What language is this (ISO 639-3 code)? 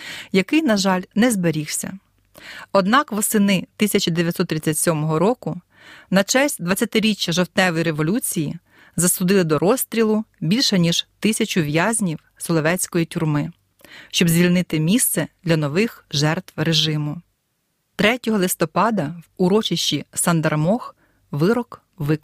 ukr